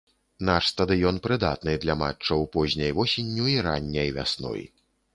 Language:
Belarusian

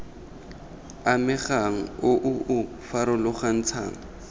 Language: Tswana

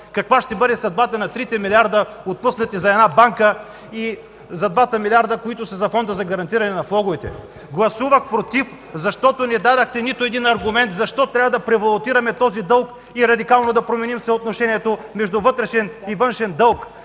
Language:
Bulgarian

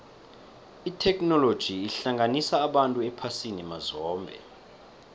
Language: South Ndebele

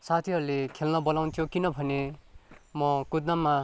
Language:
Nepali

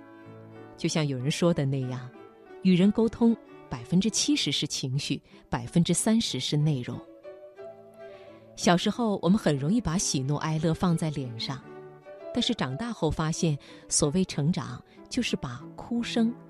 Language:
Chinese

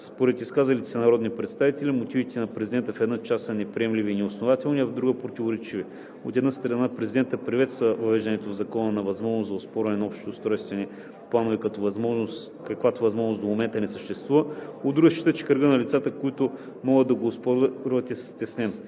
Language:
Bulgarian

